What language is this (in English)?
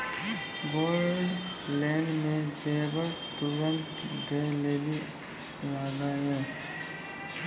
Maithili